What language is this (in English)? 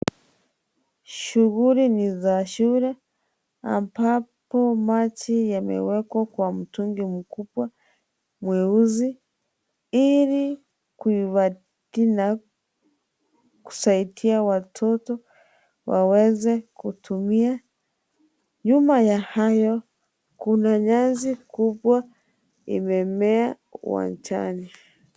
Swahili